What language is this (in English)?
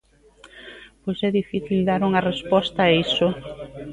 Galician